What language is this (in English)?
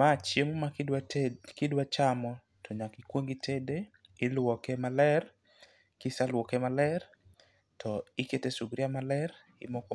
Luo (Kenya and Tanzania)